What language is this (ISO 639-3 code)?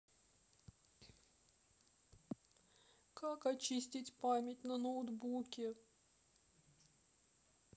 rus